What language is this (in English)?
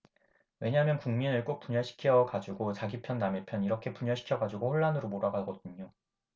Korean